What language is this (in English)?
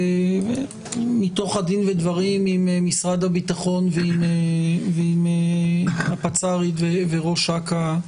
Hebrew